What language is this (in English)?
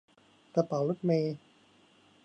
Thai